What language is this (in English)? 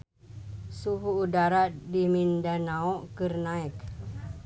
Sundanese